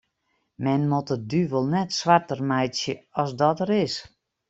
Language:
Western Frisian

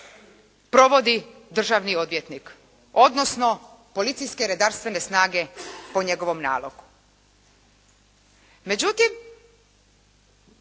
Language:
Croatian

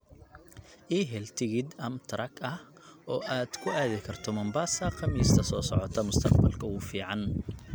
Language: Somali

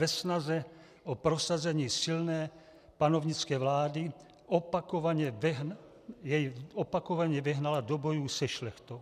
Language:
Czech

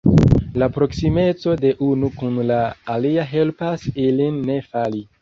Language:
Esperanto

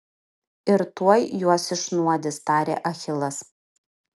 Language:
Lithuanian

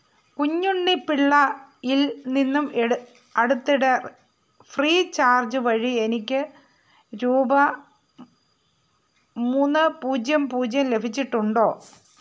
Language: Malayalam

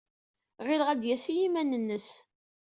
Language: Kabyle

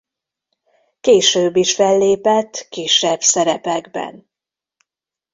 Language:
Hungarian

